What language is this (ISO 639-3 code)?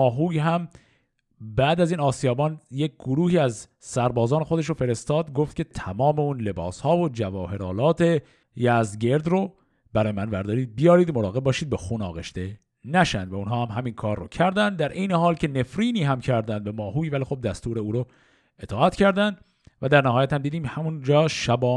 fas